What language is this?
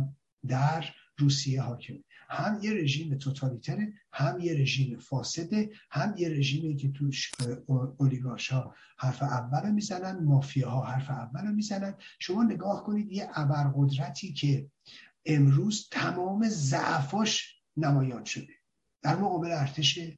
Persian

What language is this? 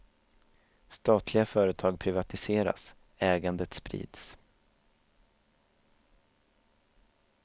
Swedish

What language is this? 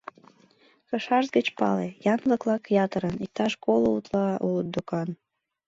Mari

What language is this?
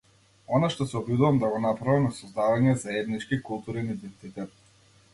Macedonian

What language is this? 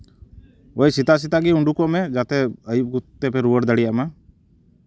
Santali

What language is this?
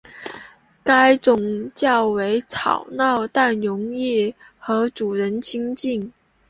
Chinese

